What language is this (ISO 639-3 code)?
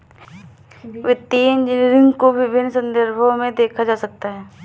hin